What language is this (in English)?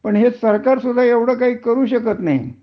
Marathi